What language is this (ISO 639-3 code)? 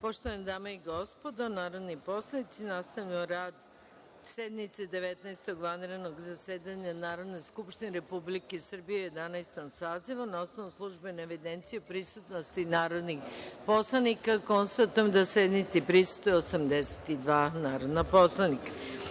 srp